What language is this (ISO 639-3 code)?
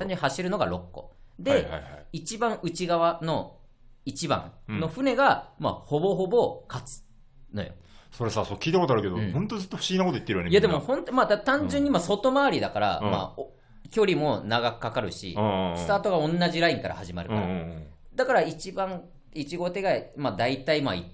jpn